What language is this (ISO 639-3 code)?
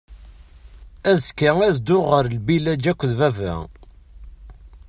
kab